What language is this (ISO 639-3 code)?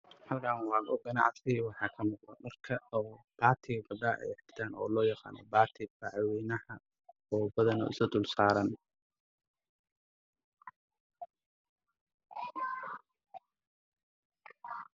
som